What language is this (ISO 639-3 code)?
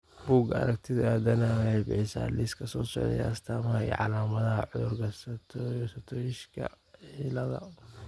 som